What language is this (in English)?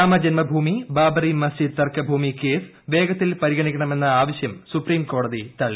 Malayalam